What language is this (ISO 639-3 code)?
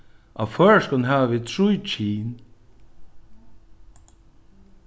fao